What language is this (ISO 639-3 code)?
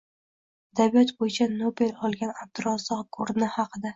uzb